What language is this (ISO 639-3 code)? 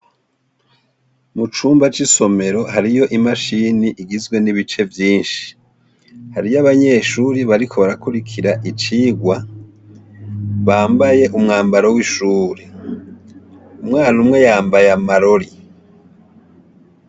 run